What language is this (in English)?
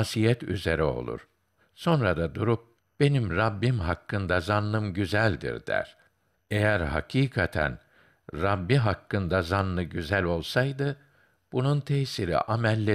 Turkish